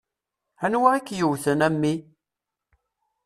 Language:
Kabyle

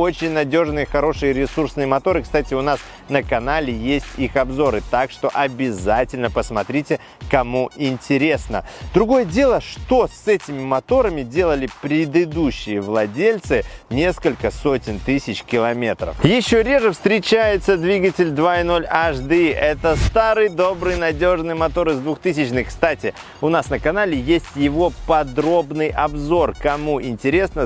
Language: Russian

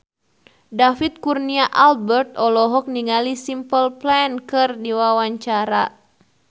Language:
Sundanese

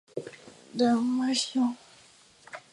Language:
Chinese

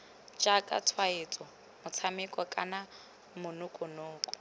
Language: Tswana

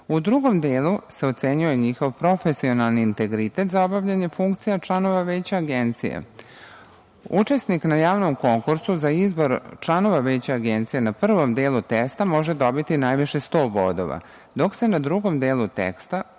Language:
Serbian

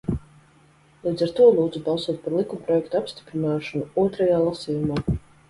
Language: Latvian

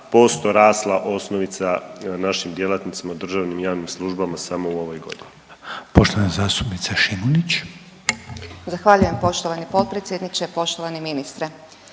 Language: Croatian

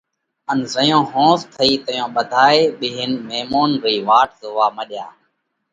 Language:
Parkari Koli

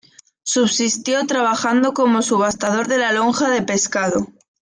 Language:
Spanish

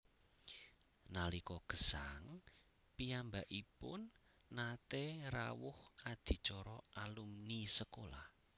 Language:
Javanese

